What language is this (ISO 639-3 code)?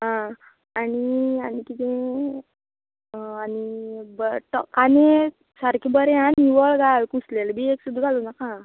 kok